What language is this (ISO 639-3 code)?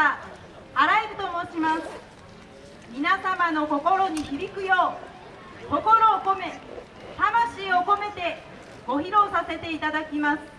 jpn